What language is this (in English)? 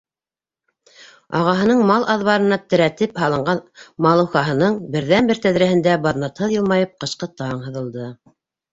Bashkir